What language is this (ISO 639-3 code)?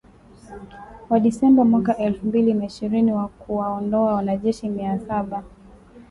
swa